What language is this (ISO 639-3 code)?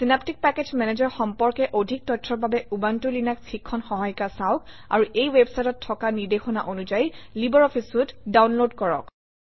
asm